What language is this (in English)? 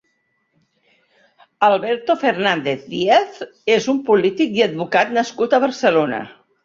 Catalan